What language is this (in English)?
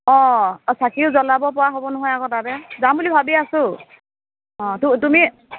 Assamese